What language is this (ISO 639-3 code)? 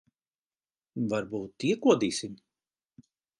lav